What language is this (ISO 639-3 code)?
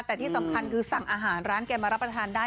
tha